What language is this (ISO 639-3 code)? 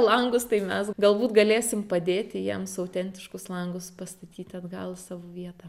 lit